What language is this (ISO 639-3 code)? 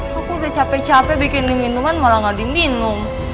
ind